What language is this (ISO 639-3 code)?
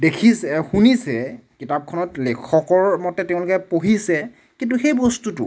asm